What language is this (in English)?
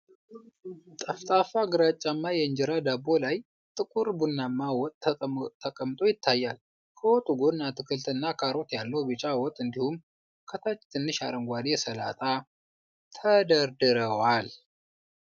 Amharic